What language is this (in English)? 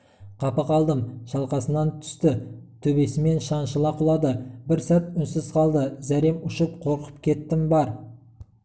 Kazakh